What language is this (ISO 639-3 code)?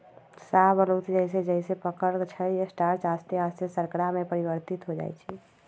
mag